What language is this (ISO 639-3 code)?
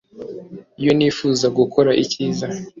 kin